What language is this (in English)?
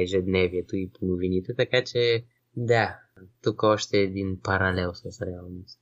Bulgarian